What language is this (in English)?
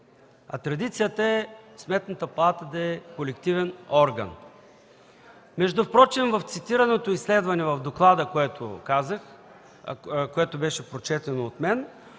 Bulgarian